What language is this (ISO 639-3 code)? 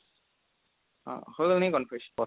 asm